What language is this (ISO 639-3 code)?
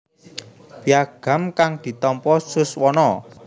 jav